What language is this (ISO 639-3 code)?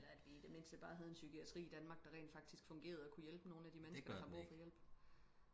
dan